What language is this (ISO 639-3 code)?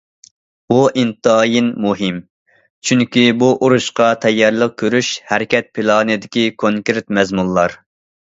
uig